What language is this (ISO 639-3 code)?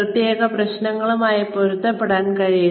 mal